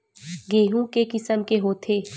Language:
Chhattisgarhi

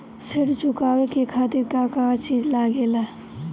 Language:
Bhojpuri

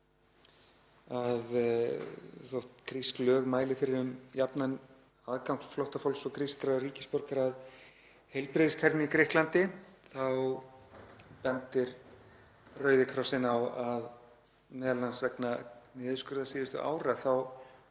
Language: Icelandic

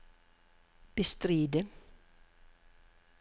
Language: Norwegian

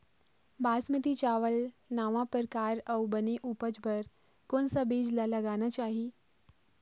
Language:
Chhattisgarhi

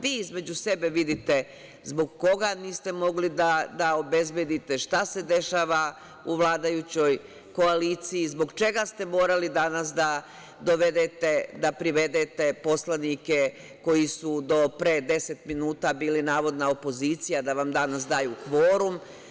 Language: Serbian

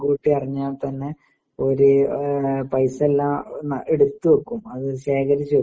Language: Malayalam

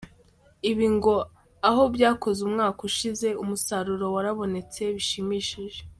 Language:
Kinyarwanda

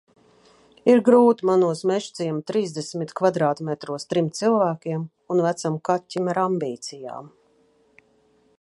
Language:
Latvian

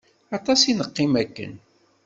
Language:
Kabyle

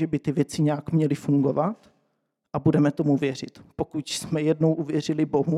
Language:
Czech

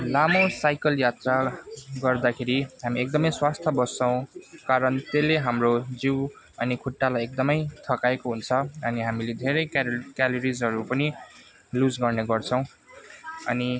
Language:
Nepali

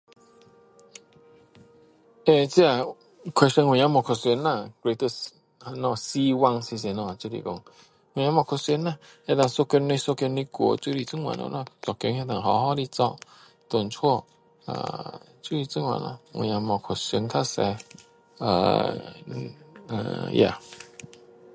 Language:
Min Dong Chinese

